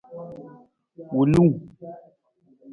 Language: Nawdm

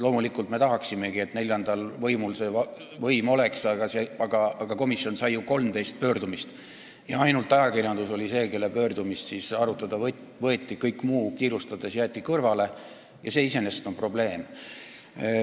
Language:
Estonian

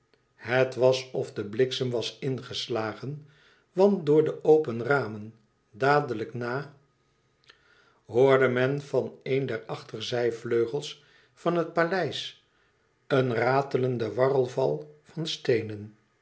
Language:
Dutch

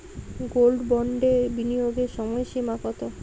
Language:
Bangla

